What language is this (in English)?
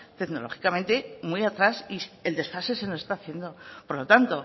Spanish